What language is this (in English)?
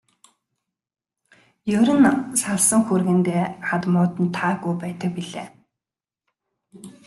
Mongolian